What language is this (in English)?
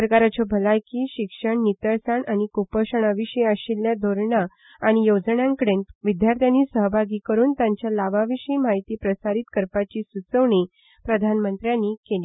Konkani